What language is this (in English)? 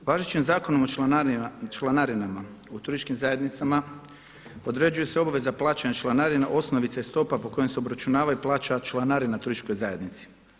Croatian